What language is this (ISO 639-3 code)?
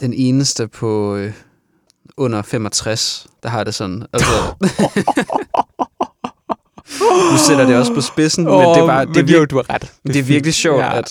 dan